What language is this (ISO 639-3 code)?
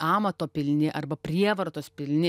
lit